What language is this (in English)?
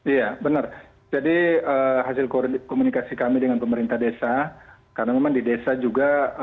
Indonesian